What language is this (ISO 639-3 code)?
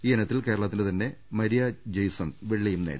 mal